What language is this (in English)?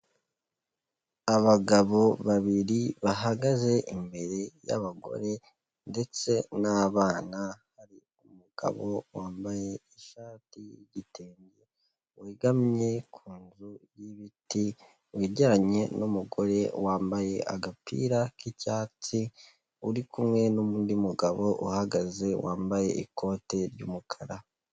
Kinyarwanda